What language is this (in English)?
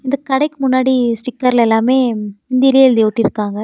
Tamil